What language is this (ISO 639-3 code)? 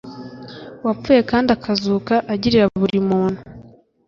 kin